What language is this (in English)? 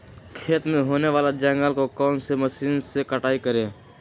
Magahi